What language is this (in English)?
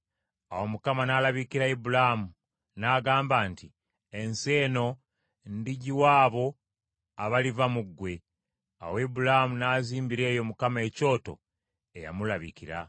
Ganda